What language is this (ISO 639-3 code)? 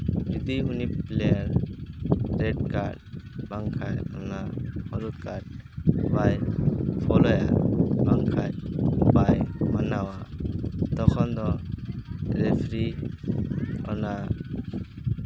sat